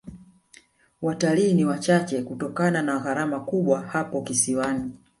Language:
Swahili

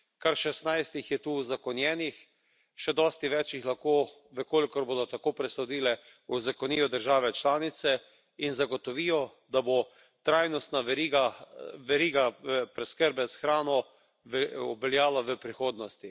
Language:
Slovenian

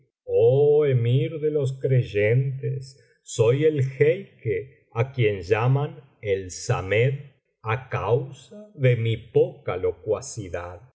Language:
Spanish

